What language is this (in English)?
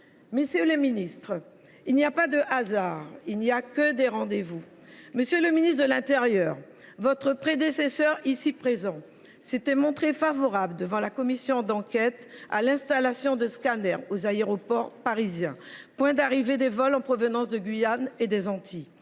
French